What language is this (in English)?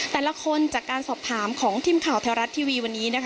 Thai